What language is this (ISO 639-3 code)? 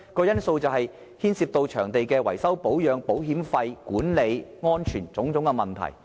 yue